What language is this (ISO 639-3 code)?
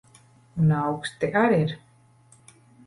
lav